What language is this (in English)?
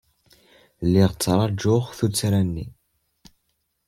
Kabyle